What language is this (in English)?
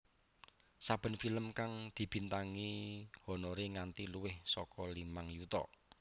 Javanese